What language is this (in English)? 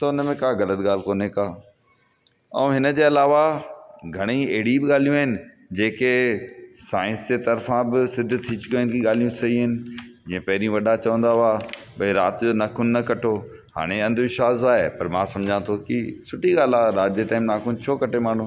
Sindhi